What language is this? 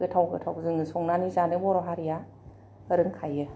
Bodo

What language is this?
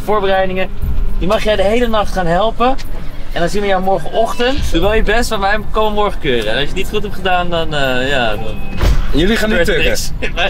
Dutch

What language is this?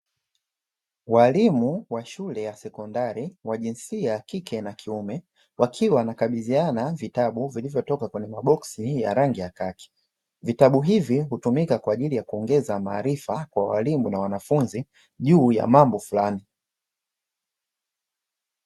Swahili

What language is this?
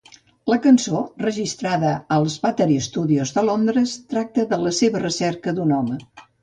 Catalan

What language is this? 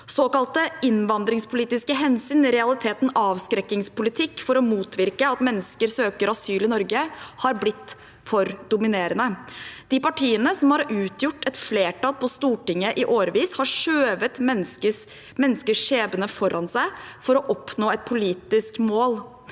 Norwegian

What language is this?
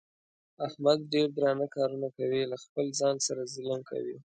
Pashto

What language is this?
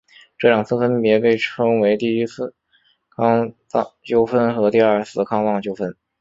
Chinese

